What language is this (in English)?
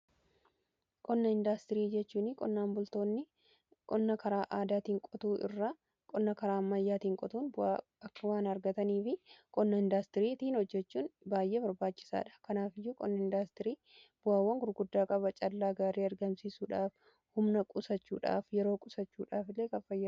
Oromo